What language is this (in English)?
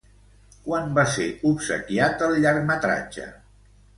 Catalan